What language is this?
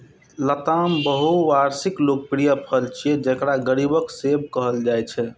Maithili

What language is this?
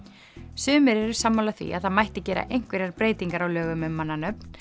Icelandic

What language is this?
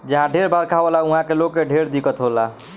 Bhojpuri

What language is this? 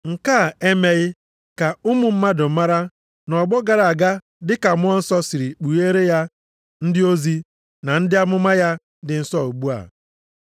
Igbo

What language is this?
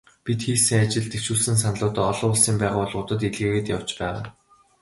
Mongolian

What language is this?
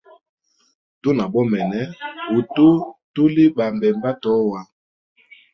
Hemba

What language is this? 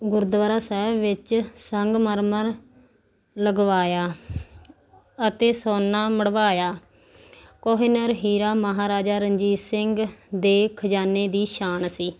Punjabi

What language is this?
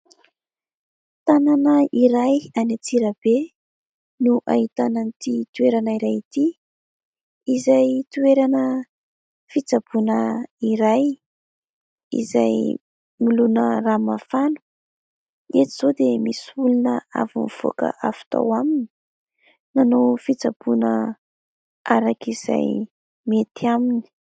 Malagasy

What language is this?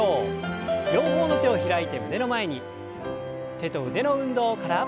Japanese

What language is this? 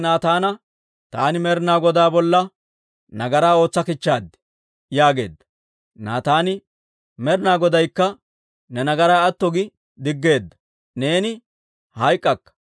Dawro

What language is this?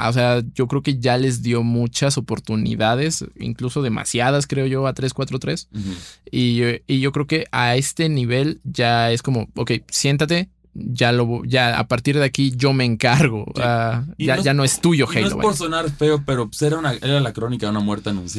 Spanish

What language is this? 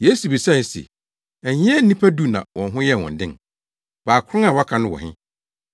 Akan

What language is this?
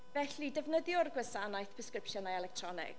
Welsh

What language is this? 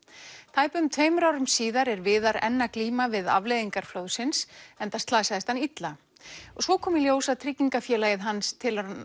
Icelandic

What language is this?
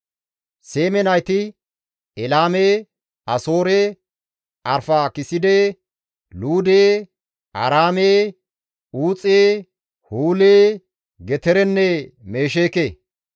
Gamo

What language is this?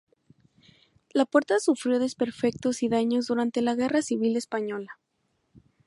Spanish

